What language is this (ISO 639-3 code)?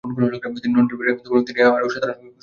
ben